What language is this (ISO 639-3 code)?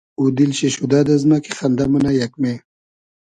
haz